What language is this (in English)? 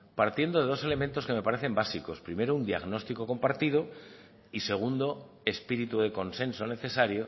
Spanish